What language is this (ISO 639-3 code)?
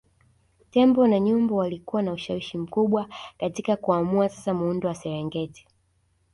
swa